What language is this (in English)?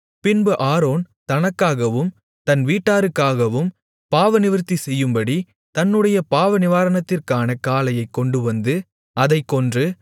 Tamil